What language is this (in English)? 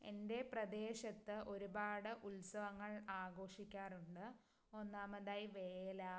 Malayalam